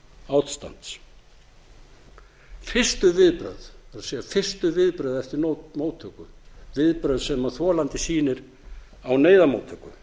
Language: Icelandic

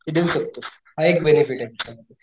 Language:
Marathi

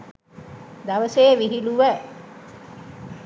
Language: Sinhala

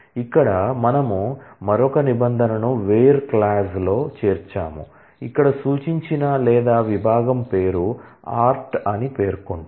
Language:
Telugu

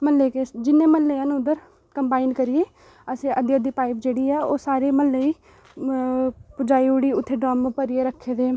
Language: Dogri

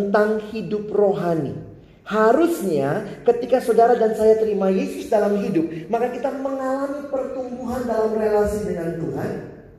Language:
Indonesian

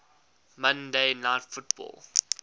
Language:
English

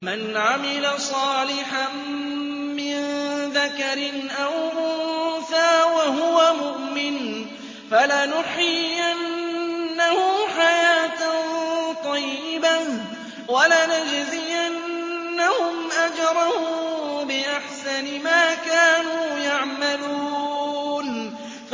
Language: Arabic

